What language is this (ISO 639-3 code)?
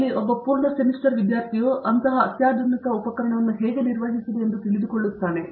kan